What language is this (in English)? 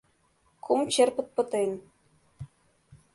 Mari